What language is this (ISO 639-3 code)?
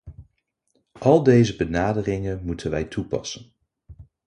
nld